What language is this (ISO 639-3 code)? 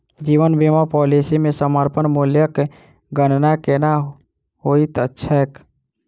mai